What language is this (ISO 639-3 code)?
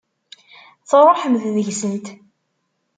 kab